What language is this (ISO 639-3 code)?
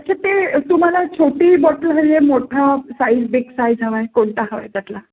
mar